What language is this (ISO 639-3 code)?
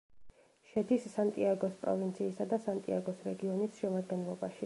kat